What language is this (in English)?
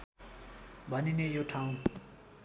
Nepali